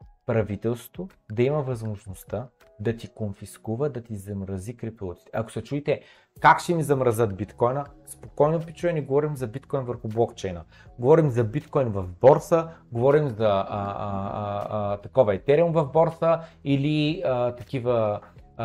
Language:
Bulgarian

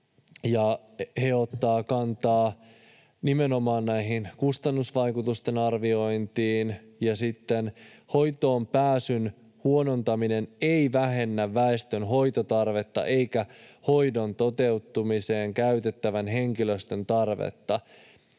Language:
Finnish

